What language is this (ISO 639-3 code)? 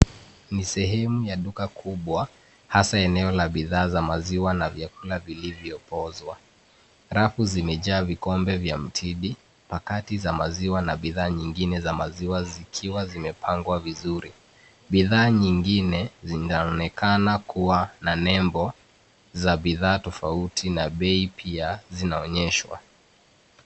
swa